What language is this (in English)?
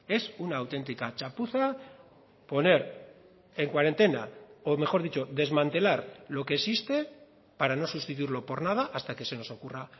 Spanish